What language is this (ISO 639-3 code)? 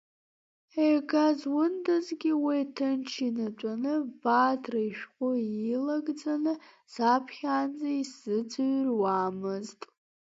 abk